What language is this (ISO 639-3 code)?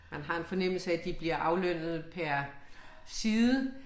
dan